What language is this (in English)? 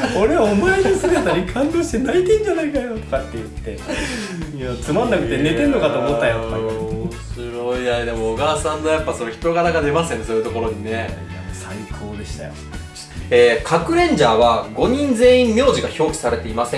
Japanese